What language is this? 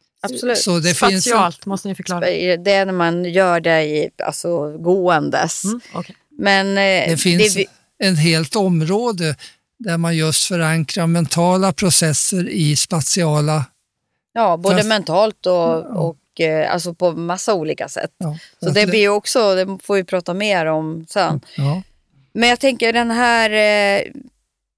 Swedish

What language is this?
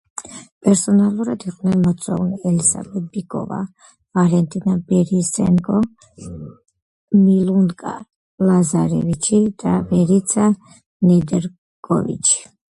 Georgian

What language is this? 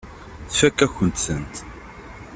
Kabyle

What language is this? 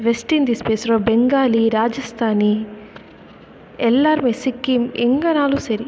Tamil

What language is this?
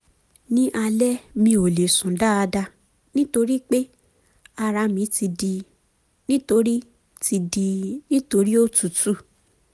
Yoruba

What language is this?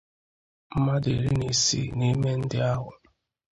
Igbo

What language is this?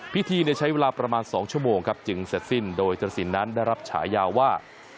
Thai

